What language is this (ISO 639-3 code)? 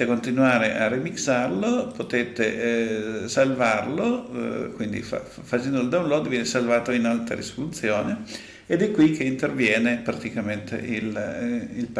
ita